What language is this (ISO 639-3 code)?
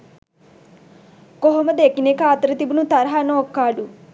sin